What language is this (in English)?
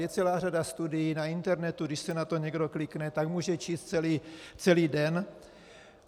Czech